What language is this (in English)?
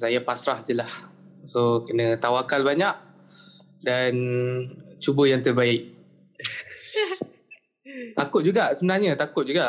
Malay